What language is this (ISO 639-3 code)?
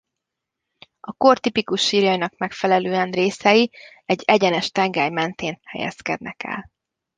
hun